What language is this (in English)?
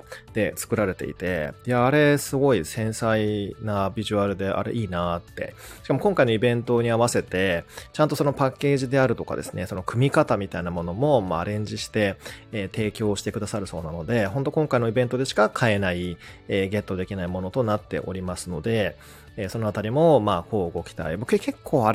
Japanese